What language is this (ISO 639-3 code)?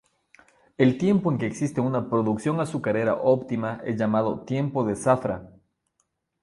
spa